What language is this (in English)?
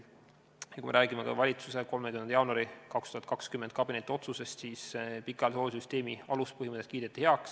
Estonian